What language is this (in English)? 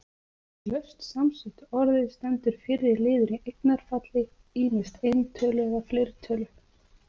Icelandic